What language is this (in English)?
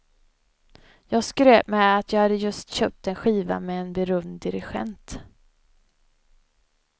Swedish